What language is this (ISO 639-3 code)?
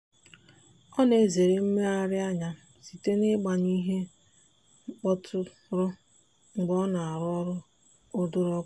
ibo